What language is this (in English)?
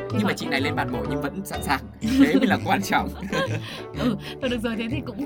Vietnamese